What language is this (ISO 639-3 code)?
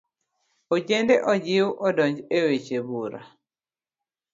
luo